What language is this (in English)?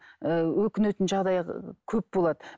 Kazakh